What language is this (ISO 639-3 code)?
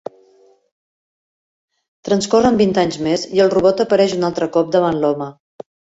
cat